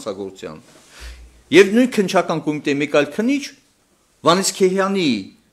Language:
Turkish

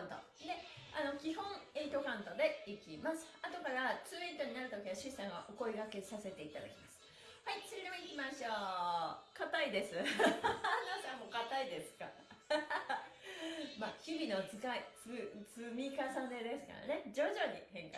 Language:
Japanese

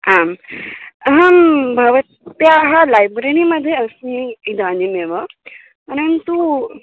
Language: Sanskrit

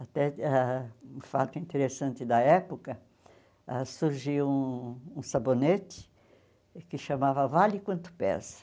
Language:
Portuguese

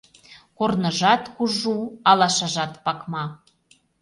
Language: Mari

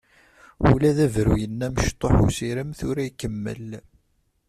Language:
Kabyle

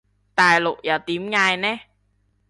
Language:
Cantonese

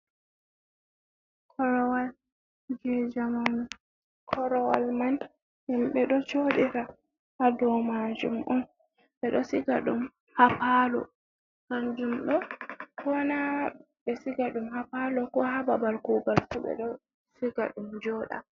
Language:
Fula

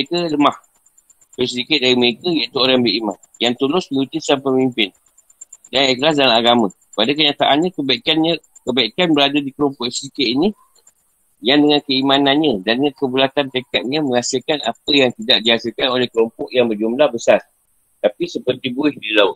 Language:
Malay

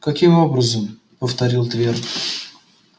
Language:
Russian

